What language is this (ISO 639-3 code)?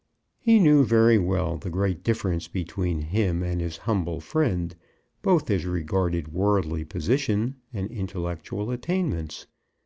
eng